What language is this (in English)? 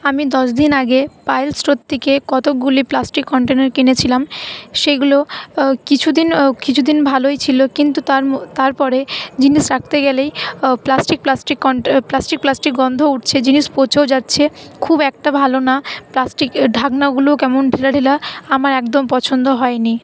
Bangla